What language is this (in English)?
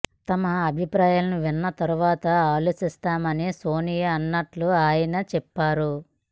Telugu